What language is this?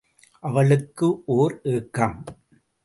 Tamil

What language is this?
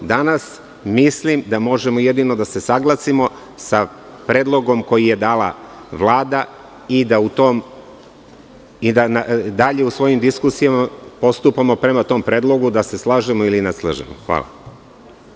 Serbian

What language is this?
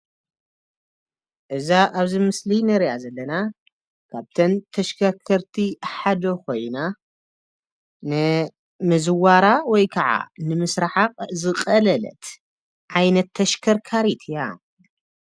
Tigrinya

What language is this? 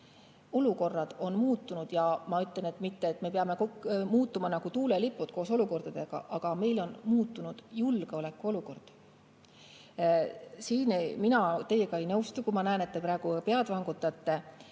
Estonian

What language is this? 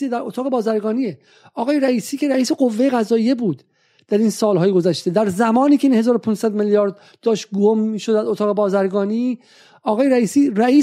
Persian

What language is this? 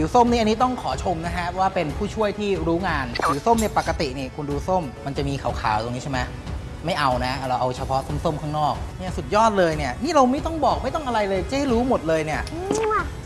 Thai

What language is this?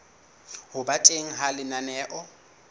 Southern Sotho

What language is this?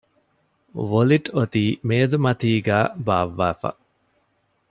Divehi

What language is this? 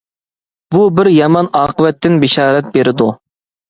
Uyghur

